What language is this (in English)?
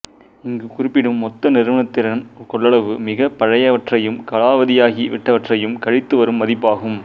Tamil